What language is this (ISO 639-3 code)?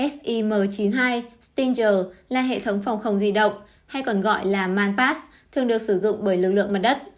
vie